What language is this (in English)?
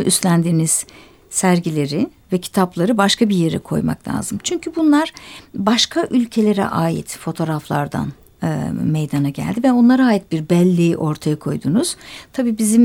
Turkish